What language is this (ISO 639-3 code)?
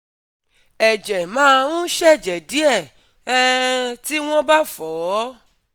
yor